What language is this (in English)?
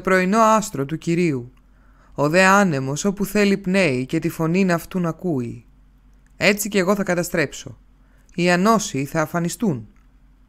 Greek